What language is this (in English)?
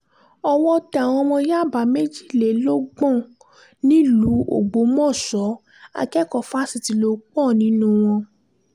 Yoruba